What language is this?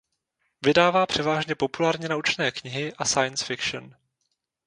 Czech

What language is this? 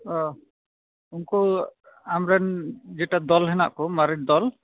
Santali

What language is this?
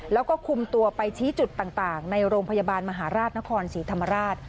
Thai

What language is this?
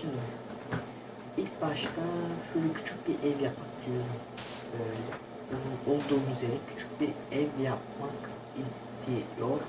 Turkish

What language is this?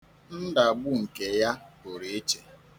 Igbo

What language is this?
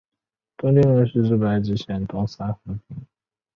Chinese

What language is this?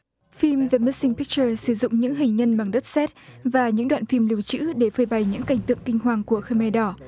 Vietnamese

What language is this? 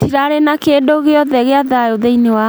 Kikuyu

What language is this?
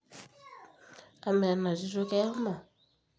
Masai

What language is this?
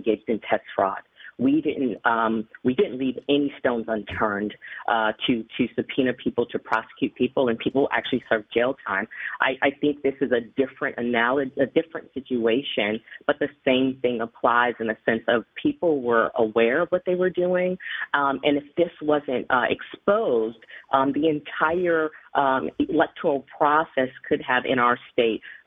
English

